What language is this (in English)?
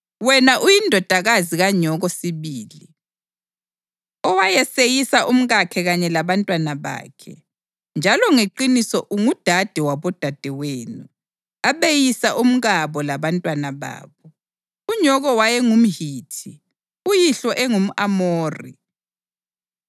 North Ndebele